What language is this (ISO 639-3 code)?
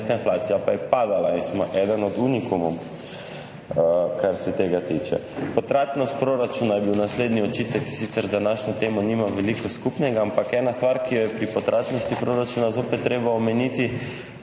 slv